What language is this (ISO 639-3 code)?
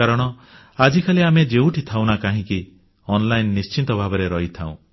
ori